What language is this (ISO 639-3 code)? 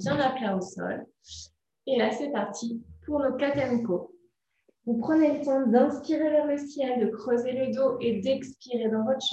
fra